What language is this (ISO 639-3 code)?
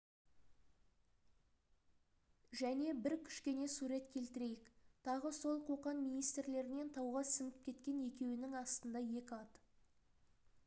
kaz